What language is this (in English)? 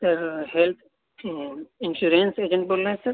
Urdu